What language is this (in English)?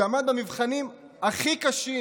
Hebrew